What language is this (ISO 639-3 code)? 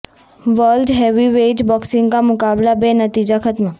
urd